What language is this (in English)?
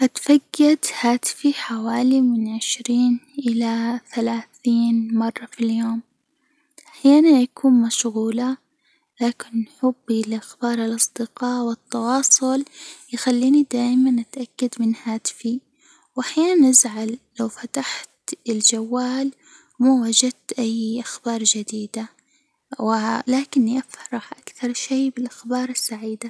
Hijazi Arabic